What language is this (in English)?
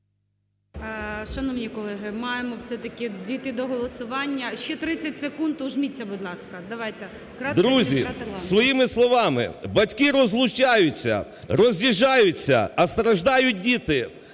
Ukrainian